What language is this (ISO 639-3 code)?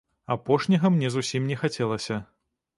bel